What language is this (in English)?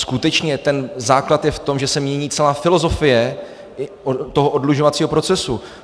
Czech